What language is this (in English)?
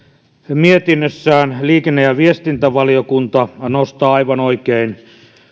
Finnish